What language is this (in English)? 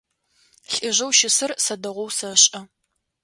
Adyghe